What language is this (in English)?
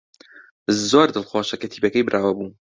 Central Kurdish